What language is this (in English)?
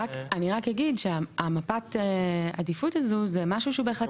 Hebrew